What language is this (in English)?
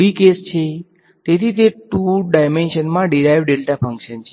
Gujarati